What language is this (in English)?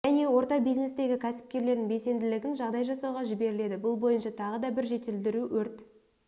Kazakh